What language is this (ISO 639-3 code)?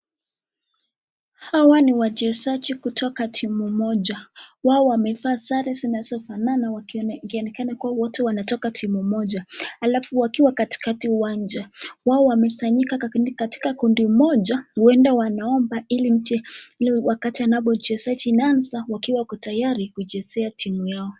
swa